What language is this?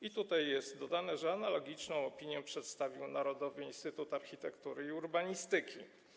Polish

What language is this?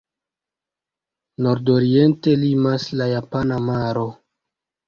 Esperanto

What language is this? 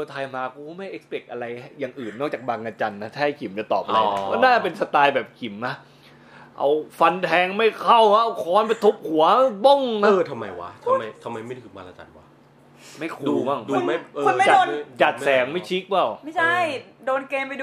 Thai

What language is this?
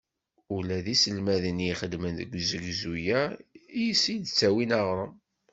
Kabyle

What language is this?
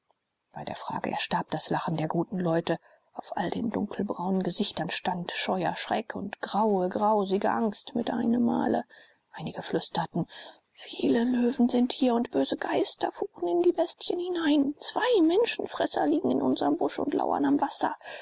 German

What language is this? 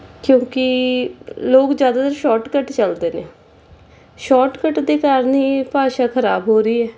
Punjabi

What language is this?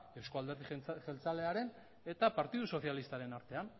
Basque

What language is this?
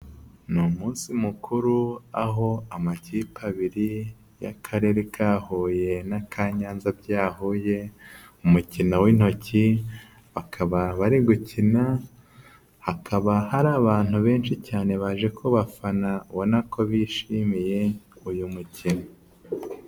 Kinyarwanda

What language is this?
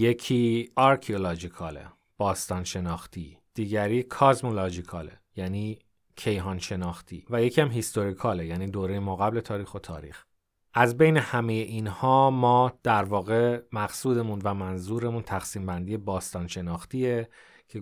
Persian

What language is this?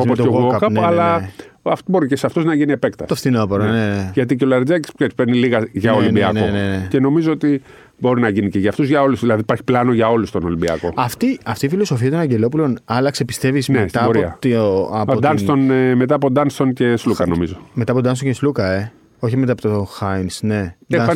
Greek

